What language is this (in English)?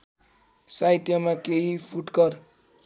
Nepali